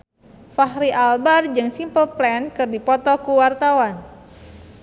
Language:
Sundanese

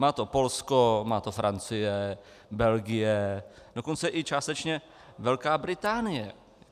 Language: Czech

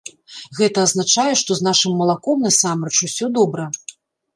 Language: Belarusian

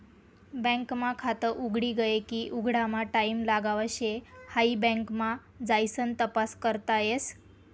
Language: Marathi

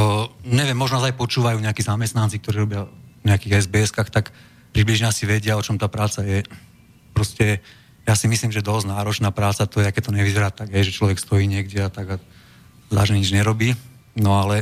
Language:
Slovak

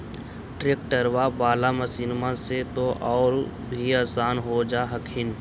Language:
Magahi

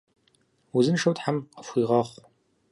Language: Kabardian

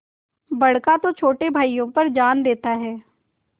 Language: Hindi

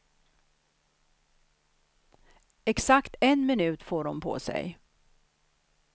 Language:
Swedish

